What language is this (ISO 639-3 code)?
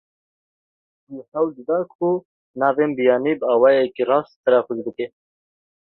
kur